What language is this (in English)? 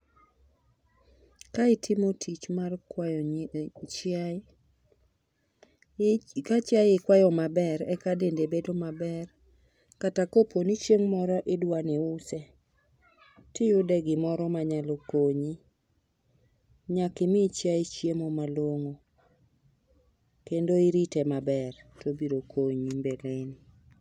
Luo (Kenya and Tanzania)